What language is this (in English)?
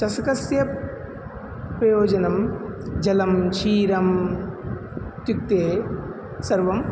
Sanskrit